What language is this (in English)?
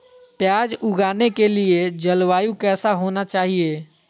Magahi